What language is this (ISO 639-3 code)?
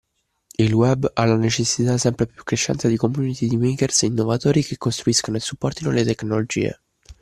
ita